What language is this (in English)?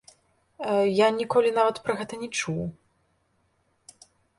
Belarusian